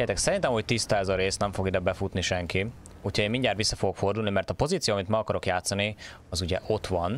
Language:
Hungarian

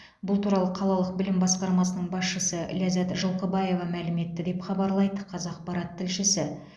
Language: Kazakh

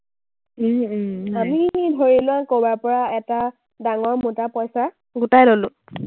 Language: Assamese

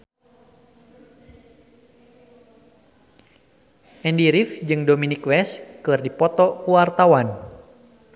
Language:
Sundanese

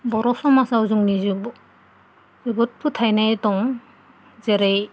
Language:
Bodo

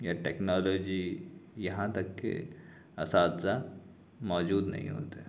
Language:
Urdu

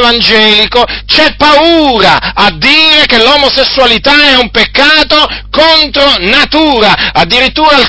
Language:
Italian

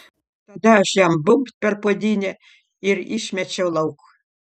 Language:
Lithuanian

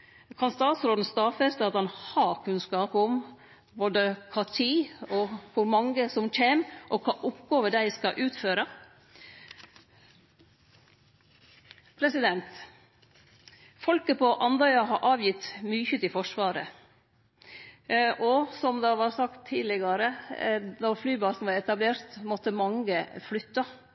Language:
Norwegian Nynorsk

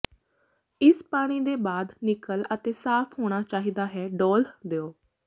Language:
Punjabi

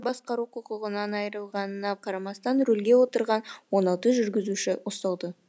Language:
Kazakh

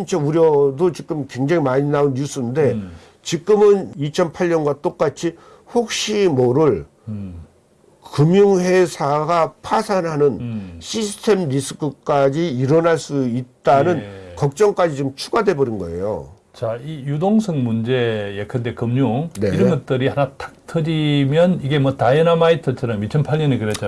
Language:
Korean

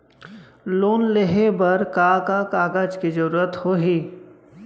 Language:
Chhattisgarhi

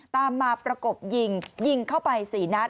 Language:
Thai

